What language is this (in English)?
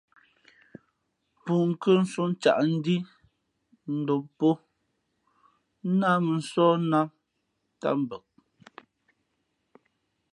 Fe'fe'